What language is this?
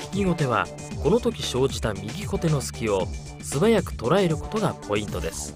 Japanese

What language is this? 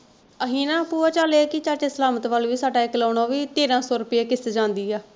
Punjabi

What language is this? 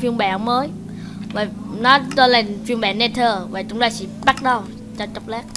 Vietnamese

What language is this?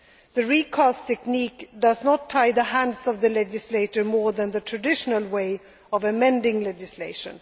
English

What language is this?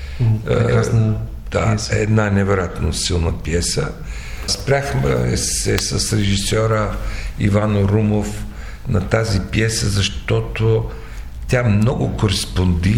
Bulgarian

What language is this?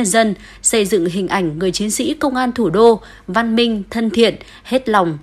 Vietnamese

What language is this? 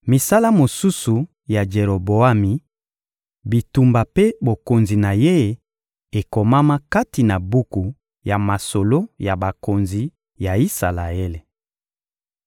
Lingala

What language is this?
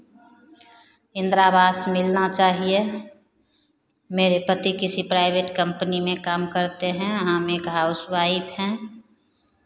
Hindi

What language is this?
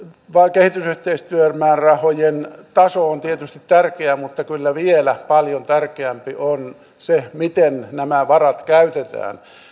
Finnish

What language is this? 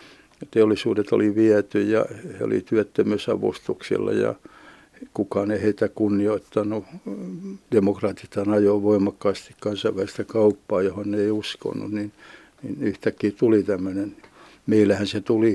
Finnish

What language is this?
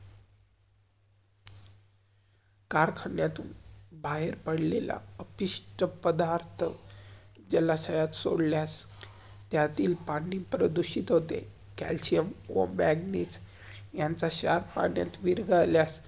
Marathi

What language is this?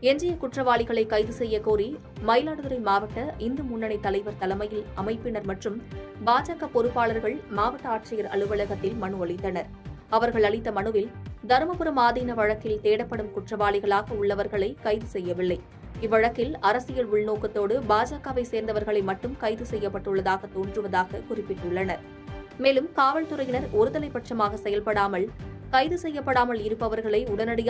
Tamil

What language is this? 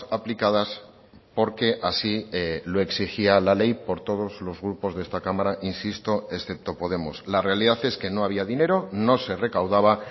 Spanish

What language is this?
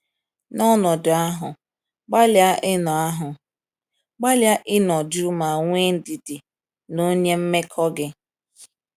Igbo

